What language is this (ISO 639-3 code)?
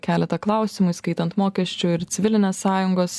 lit